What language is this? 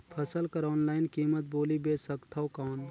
Chhattisgarhi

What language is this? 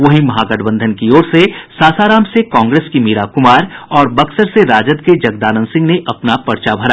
Hindi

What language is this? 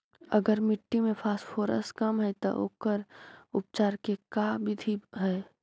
Magahi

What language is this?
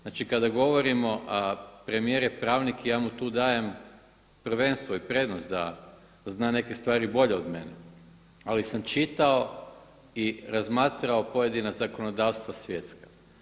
Croatian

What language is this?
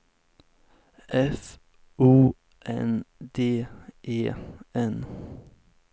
Swedish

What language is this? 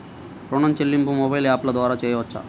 Telugu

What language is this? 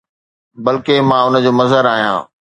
Sindhi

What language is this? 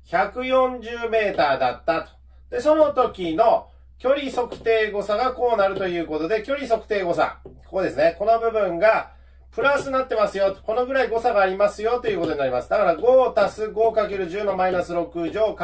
Japanese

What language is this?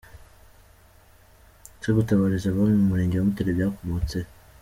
Kinyarwanda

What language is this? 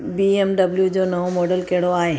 Sindhi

